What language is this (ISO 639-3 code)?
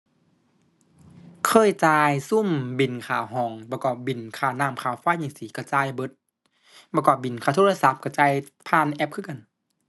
tha